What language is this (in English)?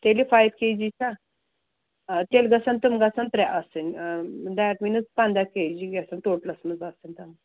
Kashmiri